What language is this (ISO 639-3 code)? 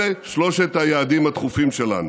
heb